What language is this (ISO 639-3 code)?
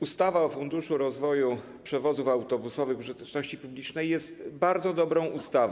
pol